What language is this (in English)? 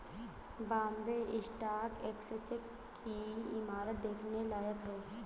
Hindi